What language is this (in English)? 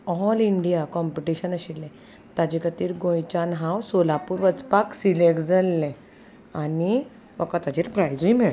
Konkani